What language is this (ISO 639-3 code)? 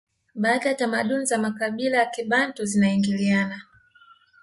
swa